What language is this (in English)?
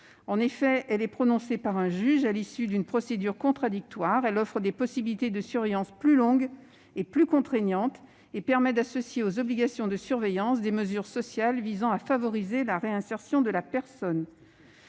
French